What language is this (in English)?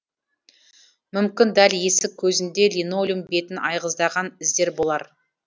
Kazakh